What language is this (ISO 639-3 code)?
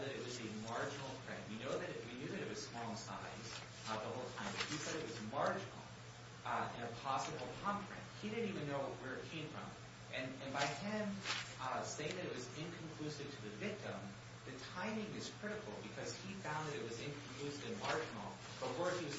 eng